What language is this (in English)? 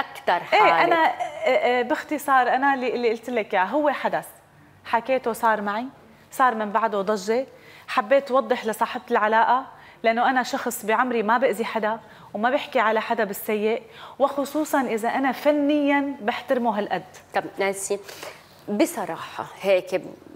Arabic